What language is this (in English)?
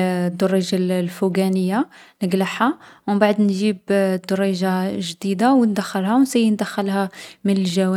Algerian Arabic